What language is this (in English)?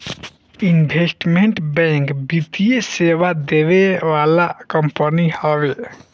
Bhojpuri